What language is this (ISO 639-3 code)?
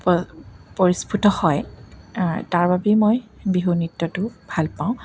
asm